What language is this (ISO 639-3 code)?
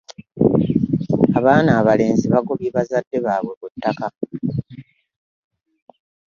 lug